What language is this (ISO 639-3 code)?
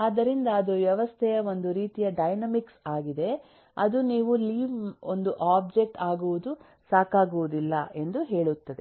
kan